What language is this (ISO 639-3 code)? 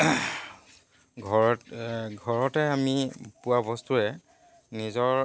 asm